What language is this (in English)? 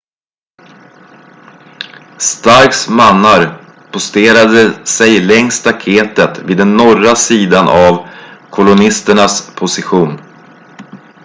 Swedish